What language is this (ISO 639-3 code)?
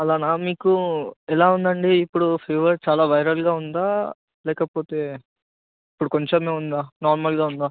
tel